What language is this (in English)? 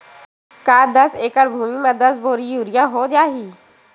Chhattisgarhi